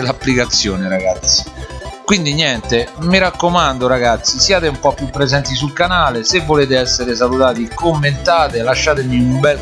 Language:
Italian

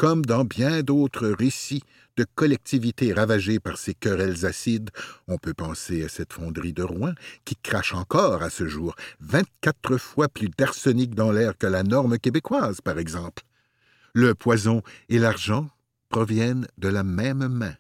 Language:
French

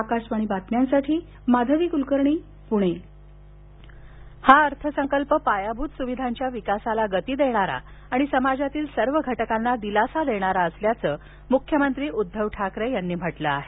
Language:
Marathi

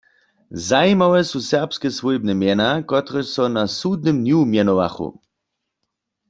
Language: Upper Sorbian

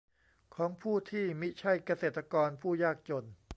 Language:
Thai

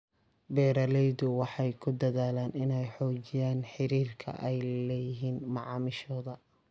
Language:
Somali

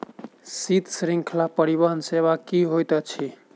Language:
Maithili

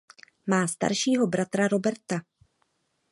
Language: Czech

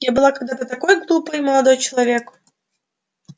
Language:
Russian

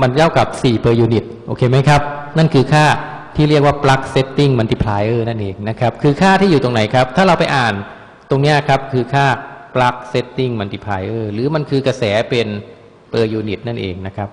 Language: Thai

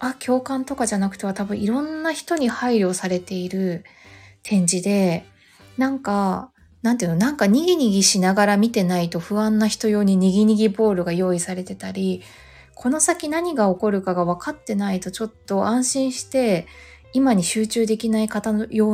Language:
Japanese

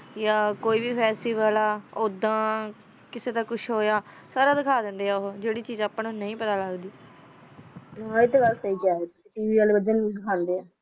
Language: Punjabi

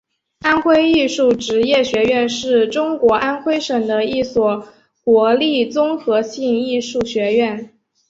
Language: Chinese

